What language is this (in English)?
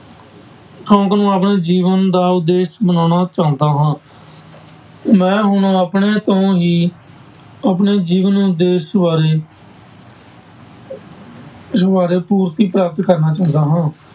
Punjabi